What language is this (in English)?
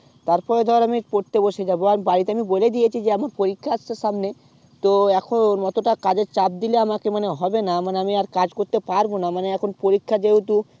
Bangla